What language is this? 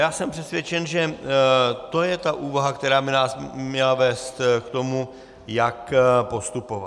Czech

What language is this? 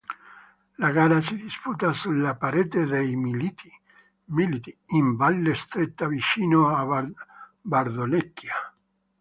Italian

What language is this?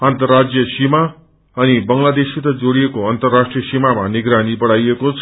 Nepali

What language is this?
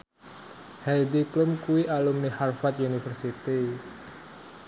Javanese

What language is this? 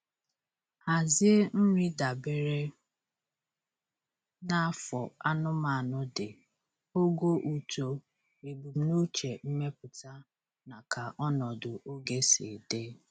Igbo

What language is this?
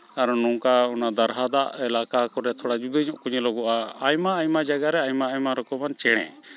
Santali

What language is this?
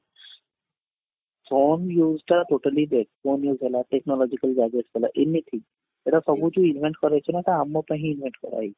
Odia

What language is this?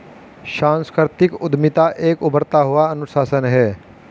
Hindi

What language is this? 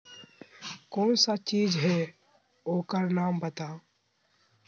Magahi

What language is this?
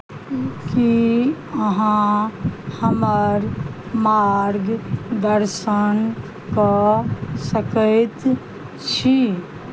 Maithili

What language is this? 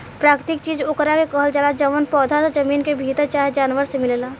Bhojpuri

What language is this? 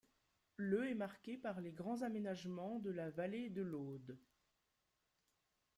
French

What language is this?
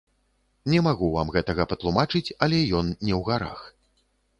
Belarusian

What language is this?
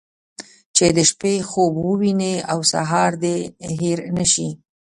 Pashto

